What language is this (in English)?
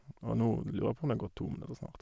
Norwegian